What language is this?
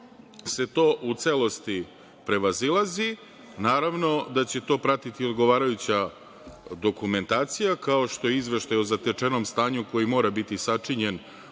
Serbian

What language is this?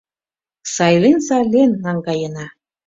Mari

